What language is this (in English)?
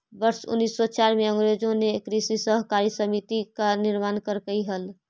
Magahi